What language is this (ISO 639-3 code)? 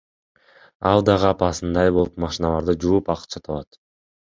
kir